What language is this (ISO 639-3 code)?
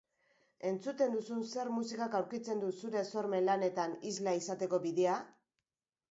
eus